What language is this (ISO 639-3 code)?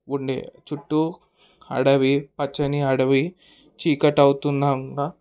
tel